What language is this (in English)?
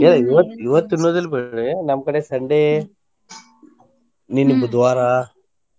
Kannada